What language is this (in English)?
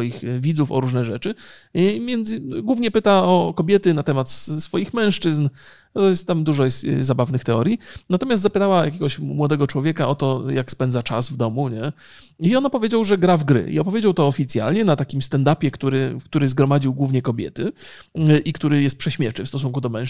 Polish